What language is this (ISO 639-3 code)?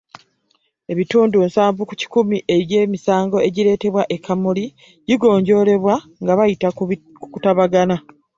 lug